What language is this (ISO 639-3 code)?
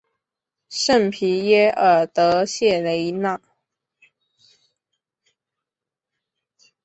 zho